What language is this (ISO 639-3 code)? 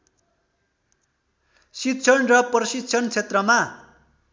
nep